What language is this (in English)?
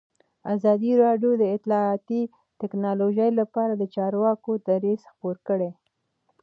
Pashto